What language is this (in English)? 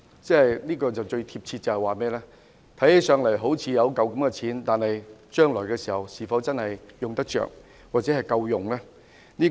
Cantonese